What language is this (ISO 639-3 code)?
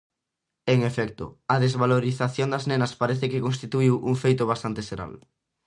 glg